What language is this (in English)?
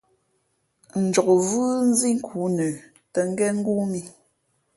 Fe'fe'